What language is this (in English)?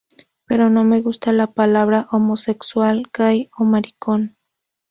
Spanish